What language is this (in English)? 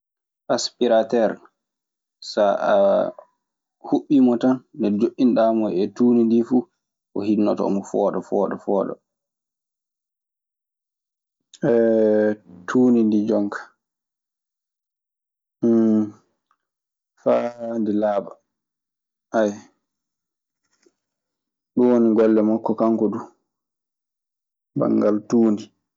Maasina Fulfulde